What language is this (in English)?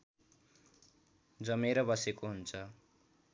Nepali